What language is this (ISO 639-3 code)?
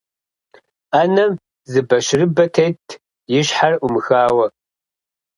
kbd